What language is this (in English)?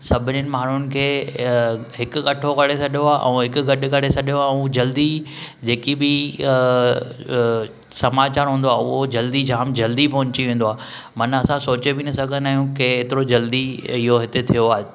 Sindhi